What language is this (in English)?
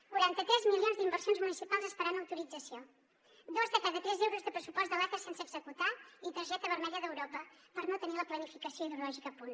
Catalan